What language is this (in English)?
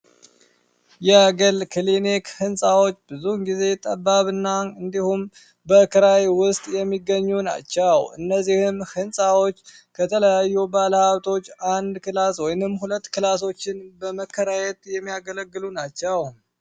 Amharic